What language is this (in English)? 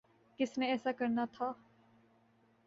Urdu